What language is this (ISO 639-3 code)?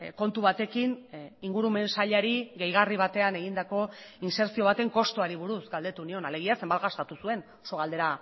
eus